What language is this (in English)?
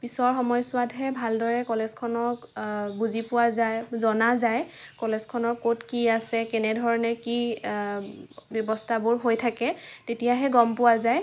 Assamese